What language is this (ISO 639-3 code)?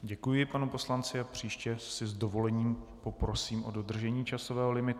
ces